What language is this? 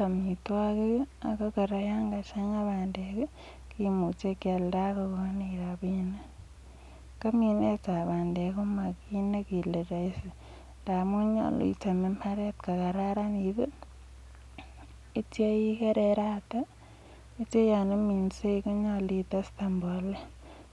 Kalenjin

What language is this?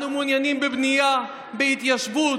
Hebrew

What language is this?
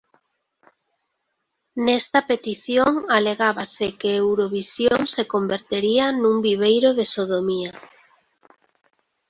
Galician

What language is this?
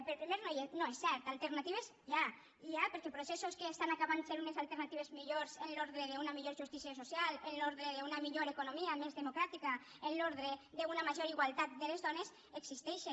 Catalan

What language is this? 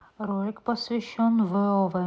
Russian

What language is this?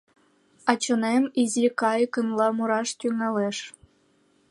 Mari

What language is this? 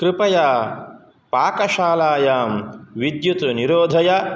Sanskrit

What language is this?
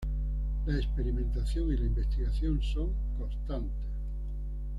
Spanish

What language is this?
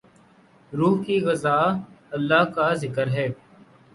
Urdu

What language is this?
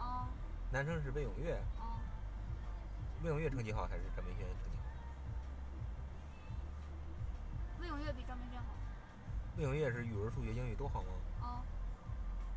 Chinese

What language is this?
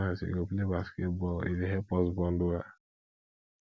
Nigerian Pidgin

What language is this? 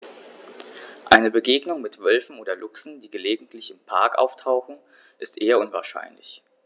German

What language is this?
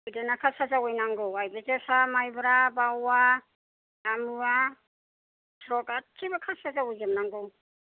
Bodo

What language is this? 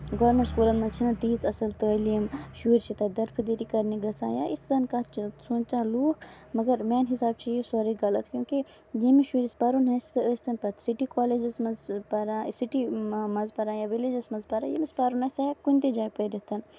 Kashmiri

